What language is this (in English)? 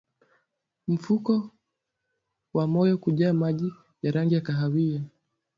Swahili